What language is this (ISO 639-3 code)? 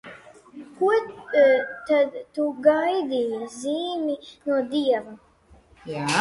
lav